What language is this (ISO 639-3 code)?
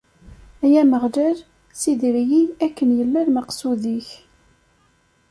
kab